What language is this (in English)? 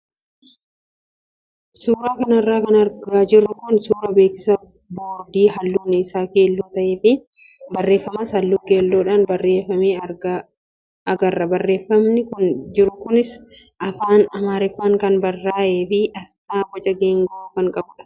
Oromo